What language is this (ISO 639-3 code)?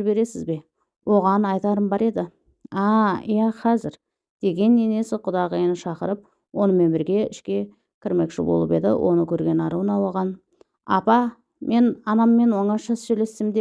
tur